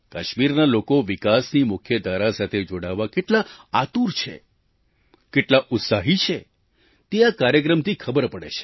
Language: Gujarati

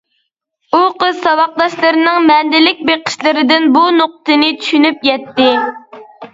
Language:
Uyghur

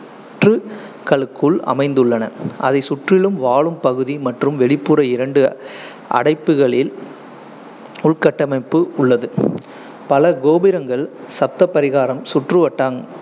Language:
Tamil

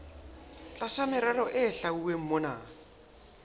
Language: Southern Sotho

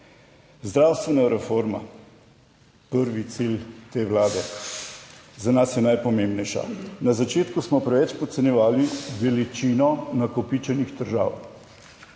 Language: Slovenian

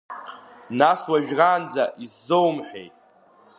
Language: Abkhazian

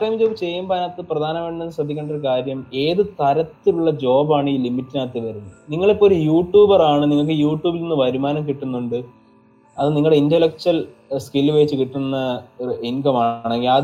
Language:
Malayalam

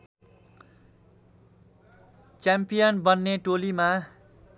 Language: Nepali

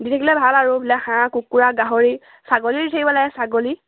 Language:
Assamese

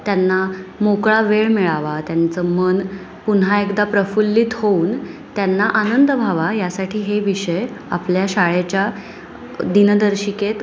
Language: Marathi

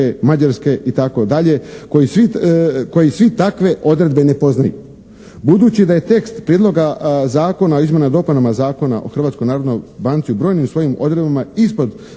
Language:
Croatian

